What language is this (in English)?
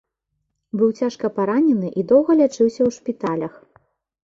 Belarusian